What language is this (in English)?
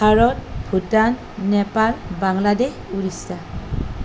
Assamese